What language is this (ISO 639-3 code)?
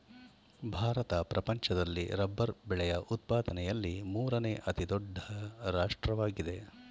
kan